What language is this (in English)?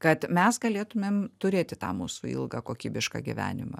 Lithuanian